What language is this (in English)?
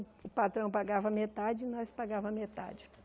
Portuguese